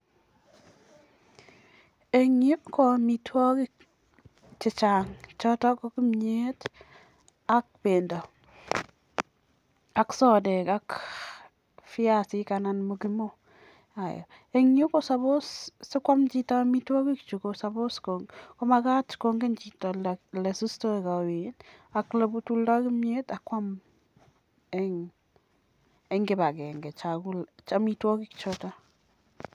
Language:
Kalenjin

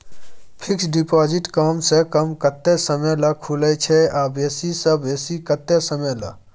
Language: Maithili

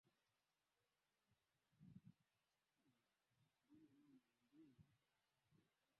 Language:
Swahili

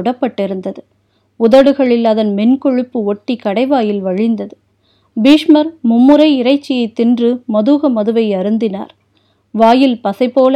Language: Tamil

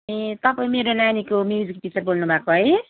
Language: Nepali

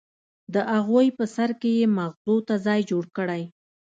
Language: Pashto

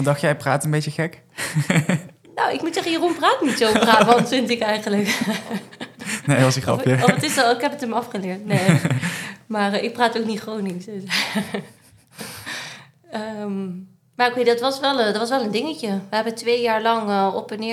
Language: Dutch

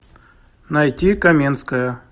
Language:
Russian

